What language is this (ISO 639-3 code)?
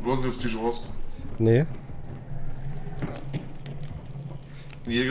deu